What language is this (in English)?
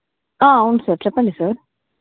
Telugu